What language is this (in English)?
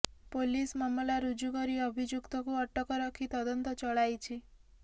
Odia